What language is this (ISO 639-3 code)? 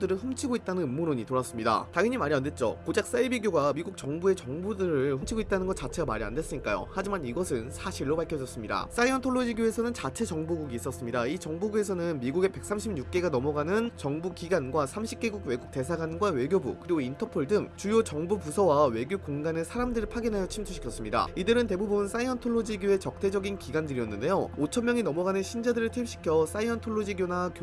kor